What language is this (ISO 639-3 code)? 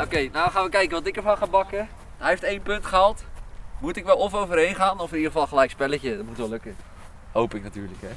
nld